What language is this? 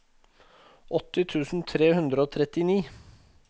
Norwegian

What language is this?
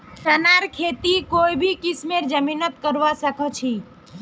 Magahi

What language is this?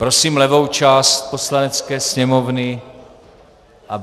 Czech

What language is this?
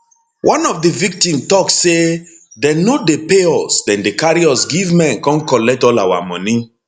Nigerian Pidgin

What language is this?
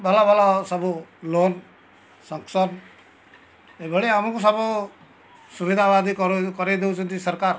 Odia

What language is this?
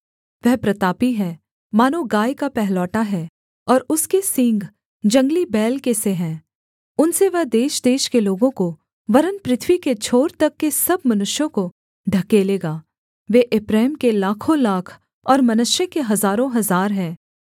Hindi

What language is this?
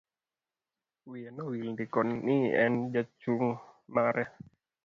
Luo (Kenya and Tanzania)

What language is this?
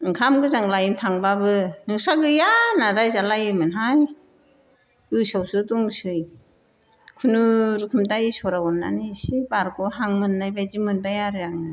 Bodo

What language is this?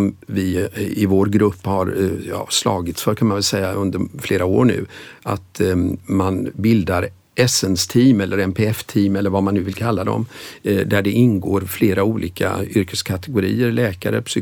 Swedish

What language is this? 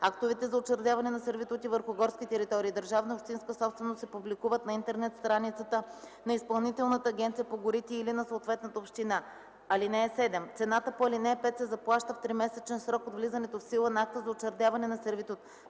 Bulgarian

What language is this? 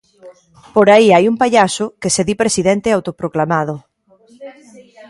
Galician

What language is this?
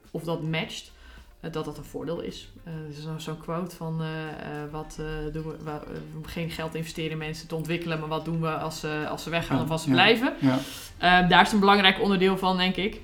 Dutch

